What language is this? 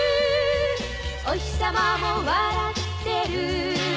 Japanese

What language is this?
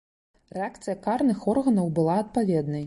Belarusian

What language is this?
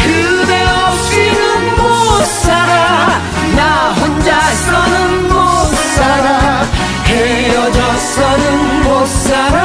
Korean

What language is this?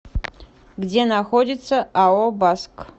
Russian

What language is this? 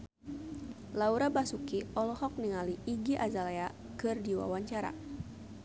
Sundanese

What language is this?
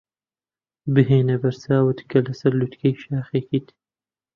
Central Kurdish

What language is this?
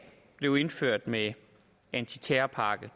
Danish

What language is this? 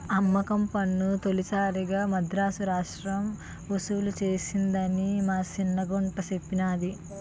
Telugu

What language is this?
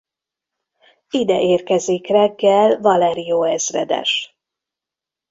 Hungarian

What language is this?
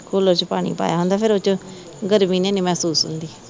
Punjabi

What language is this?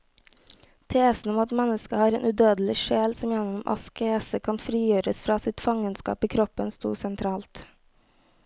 Norwegian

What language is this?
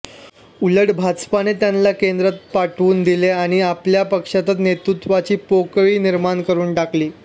Marathi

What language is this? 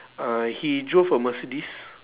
English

